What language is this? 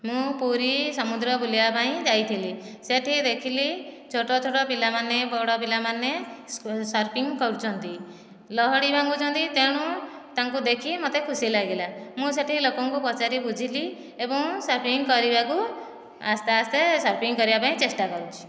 Odia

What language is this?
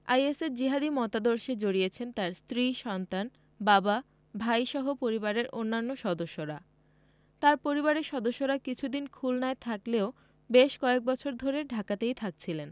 Bangla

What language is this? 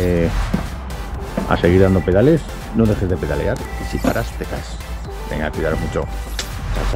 Spanish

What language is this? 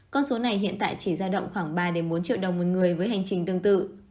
Vietnamese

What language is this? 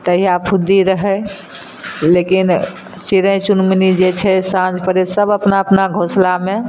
Maithili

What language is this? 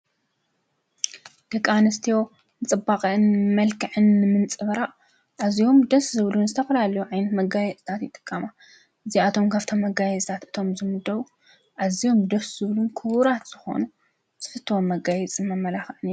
Tigrinya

